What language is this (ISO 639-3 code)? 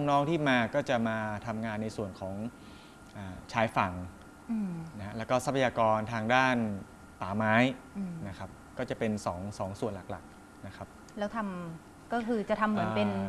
tha